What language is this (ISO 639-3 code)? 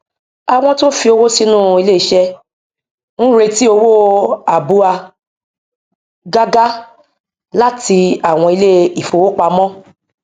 yor